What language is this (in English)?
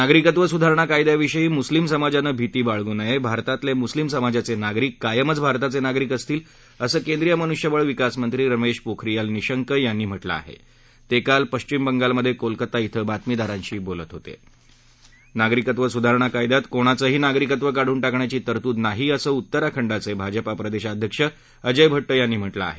Marathi